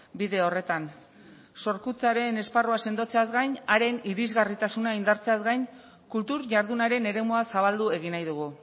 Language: Basque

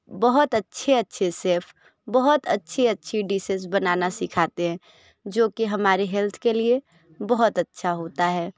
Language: Hindi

